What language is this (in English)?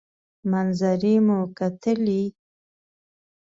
Pashto